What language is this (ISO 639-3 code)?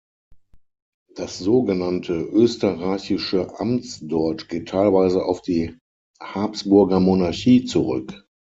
deu